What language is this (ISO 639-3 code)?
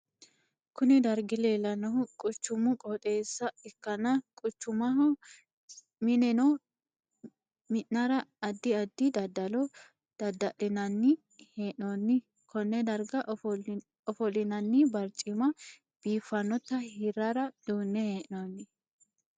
sid